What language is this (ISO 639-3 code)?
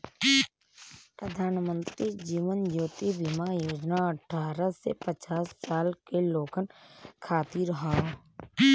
bho